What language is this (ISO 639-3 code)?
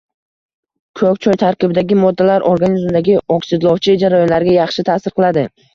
uzb